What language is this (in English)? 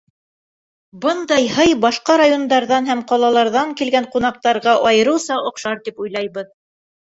Bashkir